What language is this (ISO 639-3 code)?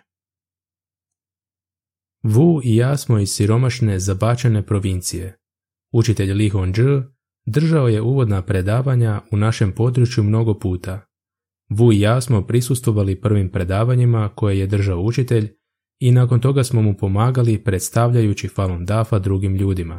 hrv